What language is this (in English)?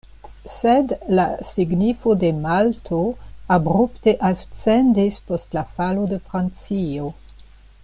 Esperanto